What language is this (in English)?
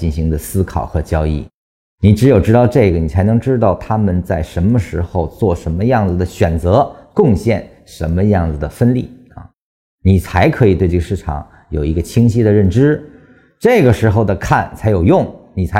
Chinese